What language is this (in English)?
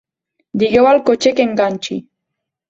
Catalan